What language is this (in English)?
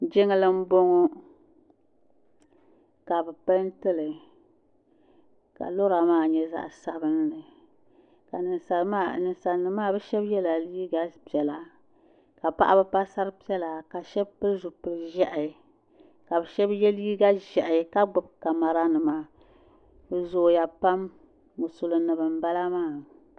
Dagbani